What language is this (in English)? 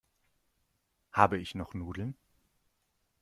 German